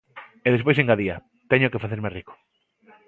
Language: Galician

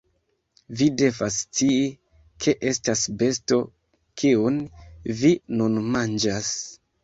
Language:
Esperanto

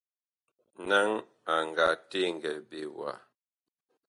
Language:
Bakoko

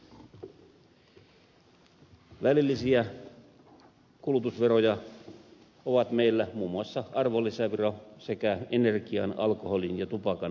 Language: Finnish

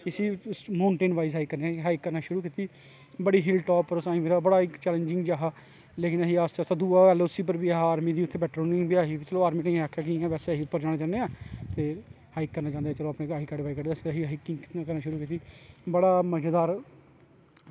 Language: Dogri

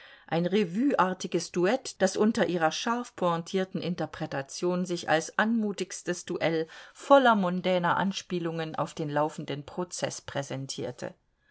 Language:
German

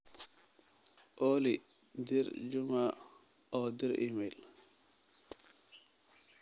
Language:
Somali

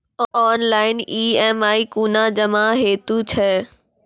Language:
Maithili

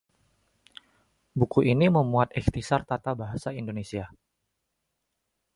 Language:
Indonesian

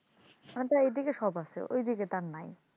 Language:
Bangla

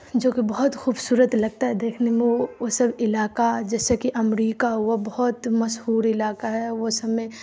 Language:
Urdu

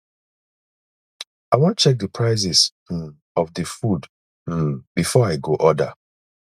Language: Nigerian Pidgin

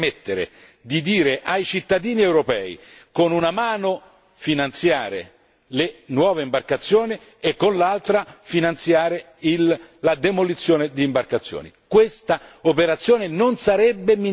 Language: Italian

